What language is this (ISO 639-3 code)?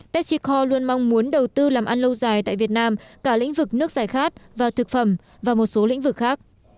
vie